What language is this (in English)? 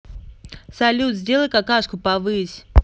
Russian